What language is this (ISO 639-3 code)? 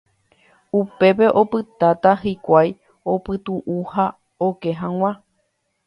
grn